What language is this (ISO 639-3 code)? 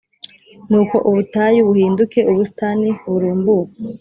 kin